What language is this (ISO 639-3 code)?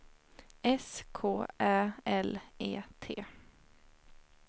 swe